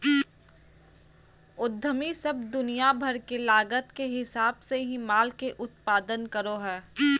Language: Magahi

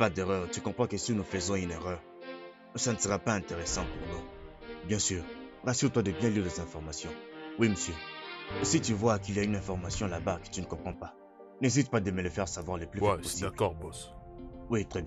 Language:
French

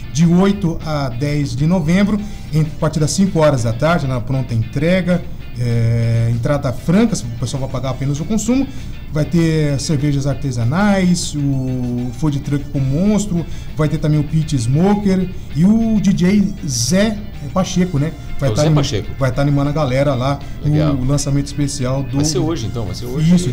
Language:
Portuguese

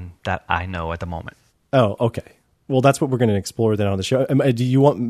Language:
English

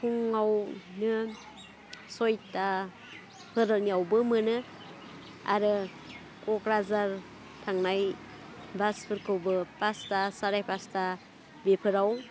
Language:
Bodo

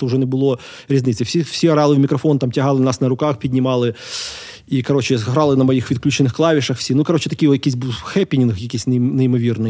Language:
Ukrainian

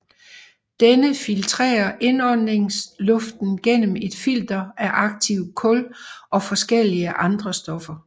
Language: Danish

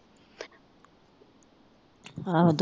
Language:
Punjabi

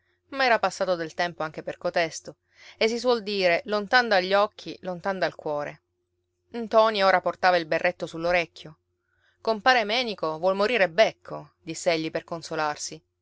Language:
Italian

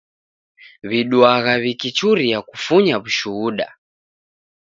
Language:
Taita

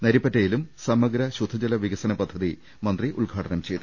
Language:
Malayalam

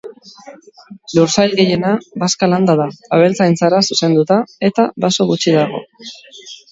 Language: Basque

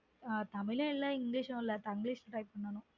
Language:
Tamil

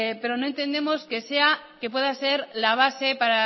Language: Spanish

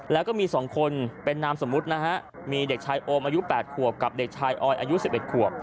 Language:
Thai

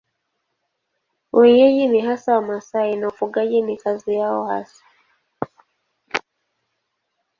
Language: Swahili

